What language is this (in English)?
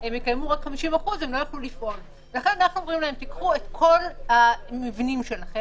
Hebrew